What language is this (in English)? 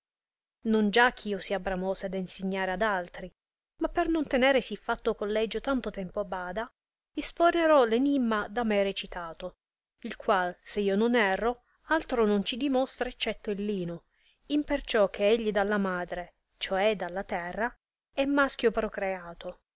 Italian